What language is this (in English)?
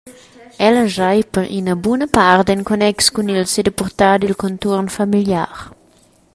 Romansh